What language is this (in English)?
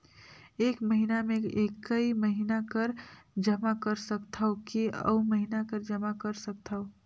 Chhattisgarhi